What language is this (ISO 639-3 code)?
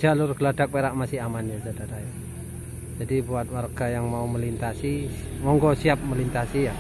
ind